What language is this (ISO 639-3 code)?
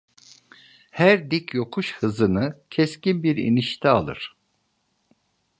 tur